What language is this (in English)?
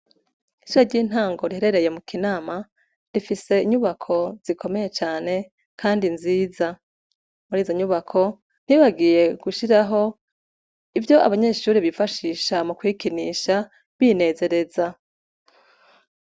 Rundi